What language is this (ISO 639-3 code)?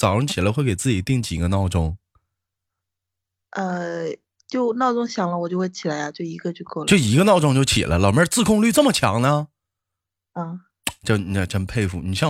zho